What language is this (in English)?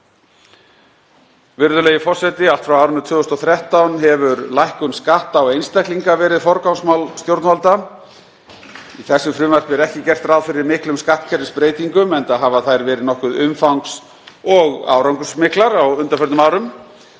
Icelandic